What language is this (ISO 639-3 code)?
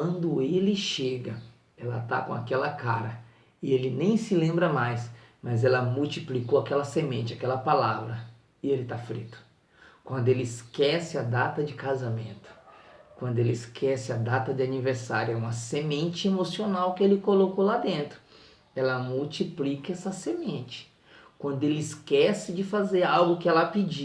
por